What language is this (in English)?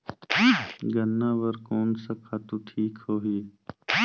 Chhattisgarhi